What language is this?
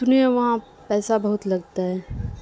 Urdu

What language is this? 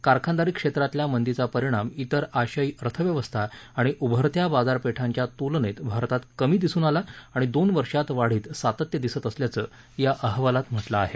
Marathi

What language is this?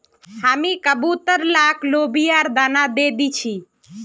Magahi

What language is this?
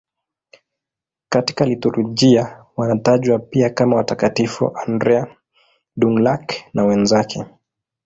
Swahili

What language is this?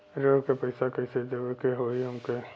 Bhojpuri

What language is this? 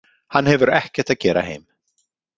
Icelandic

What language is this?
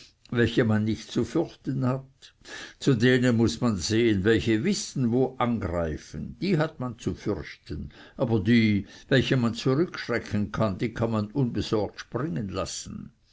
German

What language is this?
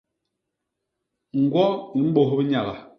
Basaa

